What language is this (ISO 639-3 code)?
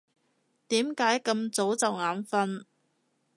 yue